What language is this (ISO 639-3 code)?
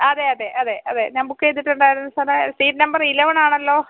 mal